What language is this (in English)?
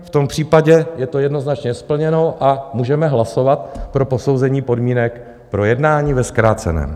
Czech